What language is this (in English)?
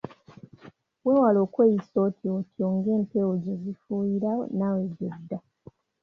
Ganda